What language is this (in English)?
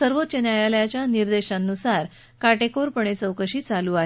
Marathi